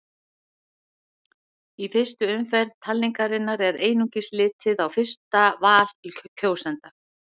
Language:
Icelandic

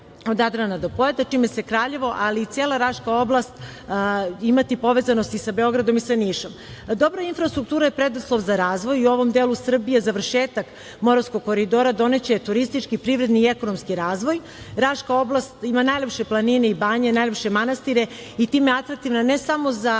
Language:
Serbian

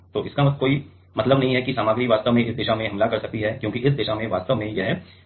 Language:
Hindi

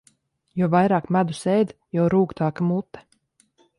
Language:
Latvian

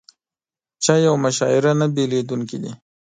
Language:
Pashto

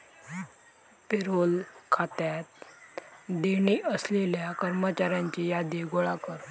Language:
Marathi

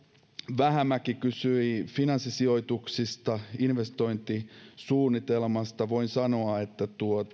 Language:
Finnish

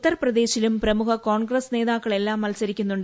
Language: Malayalam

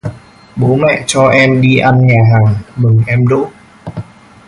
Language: Vietnamese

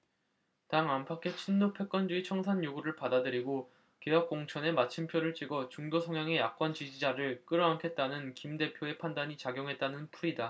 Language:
Korean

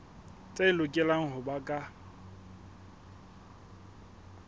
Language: Southern Sotho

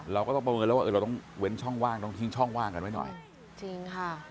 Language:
Thai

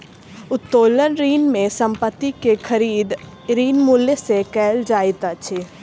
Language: Maithili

